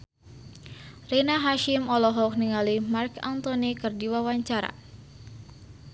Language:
Sundanese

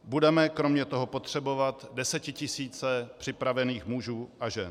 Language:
Czech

